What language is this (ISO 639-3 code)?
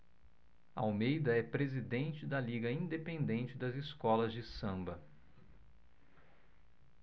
por